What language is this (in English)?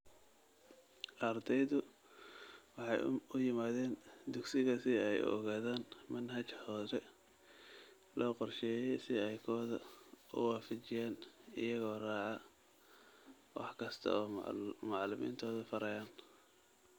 Somali